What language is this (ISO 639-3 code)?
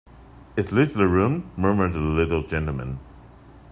eng